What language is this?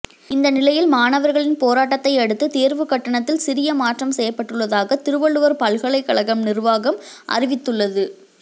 Tamil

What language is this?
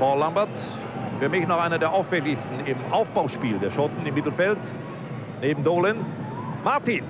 German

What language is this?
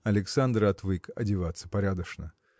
Russian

